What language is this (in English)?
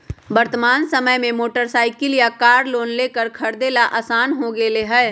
Magahi